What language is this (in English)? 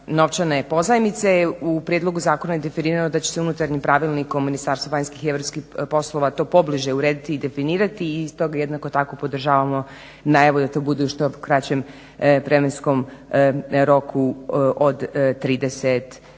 Croatian